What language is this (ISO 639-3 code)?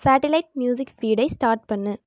tam